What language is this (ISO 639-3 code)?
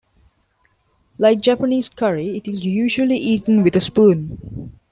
eng